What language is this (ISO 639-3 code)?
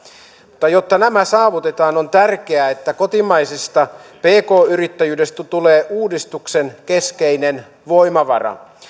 fin